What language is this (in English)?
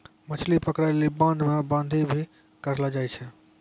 Maithili